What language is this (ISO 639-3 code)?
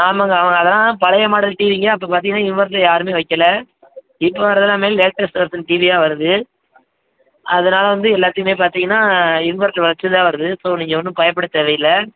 tam